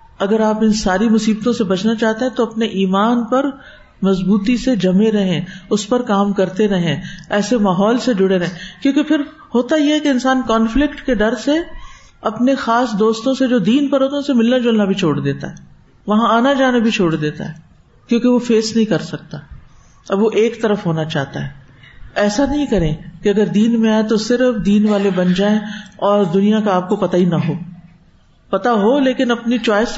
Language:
Urdu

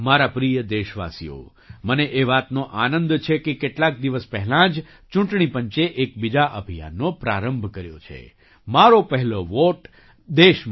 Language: Gujarati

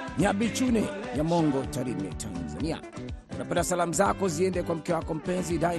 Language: Swahili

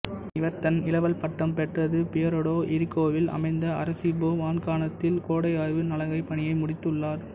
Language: Tamil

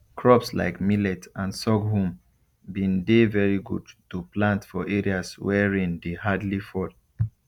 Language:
Nigerian Pidgin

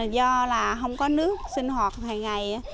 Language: Vietnamese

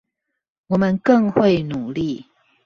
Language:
Chinese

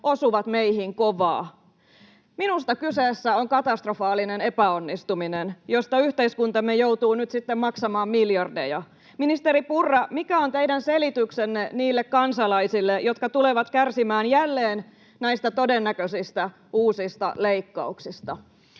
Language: Finnish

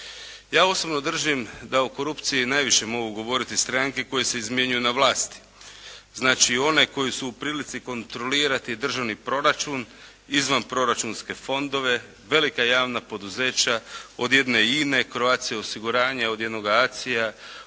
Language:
Croatian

